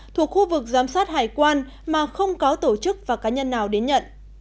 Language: Vietnamese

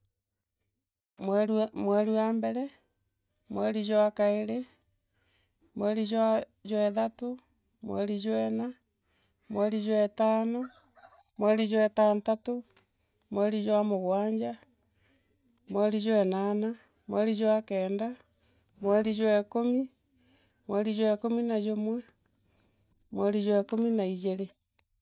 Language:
Meru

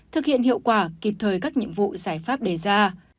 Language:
Vietnamese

